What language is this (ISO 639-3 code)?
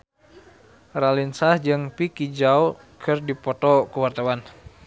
sun